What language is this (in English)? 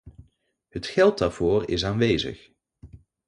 Dutch